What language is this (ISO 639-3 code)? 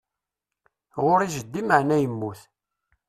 kab